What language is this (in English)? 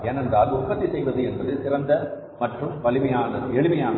Tamil